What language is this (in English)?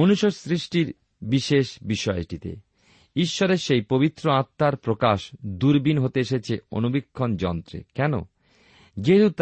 Bangla